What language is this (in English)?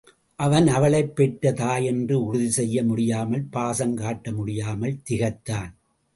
Tamil